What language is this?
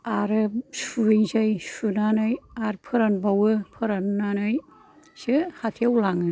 Bodo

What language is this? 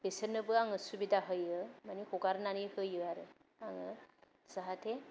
Bodo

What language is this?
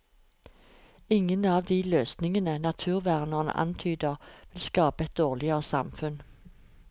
Norwegian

